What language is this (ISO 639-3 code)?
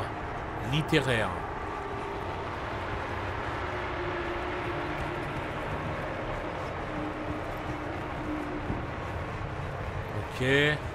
fra